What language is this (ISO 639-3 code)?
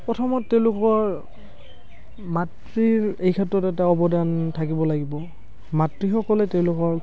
asm